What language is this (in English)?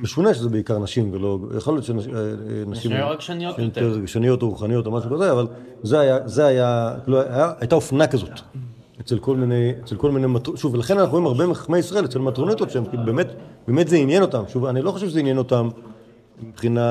Hebrew